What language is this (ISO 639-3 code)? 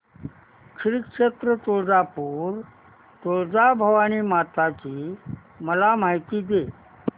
mar